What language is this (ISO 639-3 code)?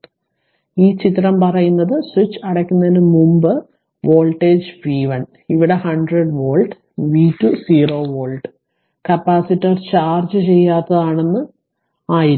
mal